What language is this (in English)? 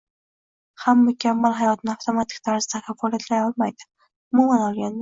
Uzbek